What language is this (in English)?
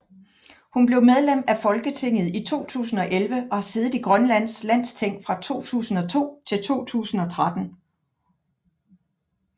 Danish